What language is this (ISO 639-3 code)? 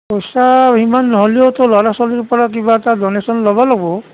asm